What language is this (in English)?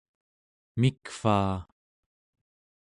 Central Yupik